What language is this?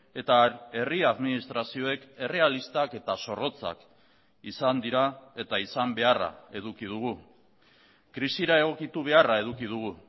Basque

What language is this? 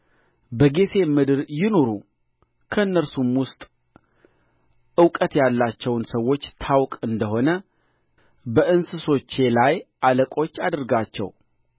Amharic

